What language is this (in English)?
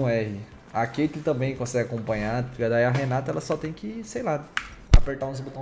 Portuguese